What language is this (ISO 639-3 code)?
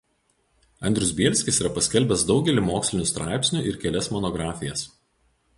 lit